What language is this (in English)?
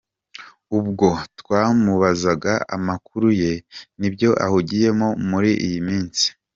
Kinyarwanda